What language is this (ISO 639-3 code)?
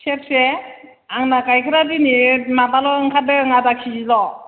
brx